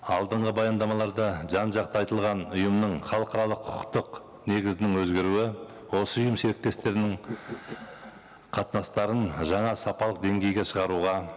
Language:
Kazakh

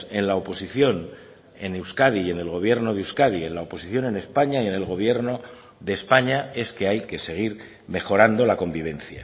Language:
Spanish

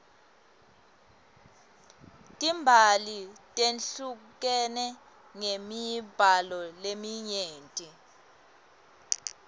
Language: Swati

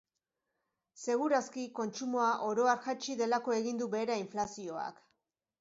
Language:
Basque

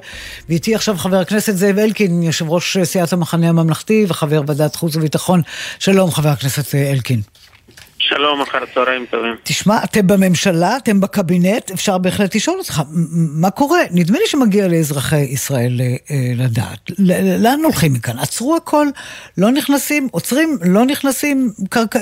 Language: Hebrew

